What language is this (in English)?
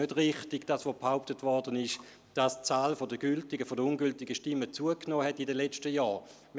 Swiss German